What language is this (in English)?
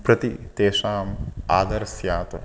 Sanskrit